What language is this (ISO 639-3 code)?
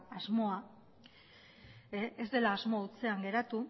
eus